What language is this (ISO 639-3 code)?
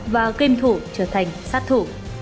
vie